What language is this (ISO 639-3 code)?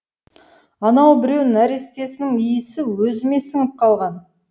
kaz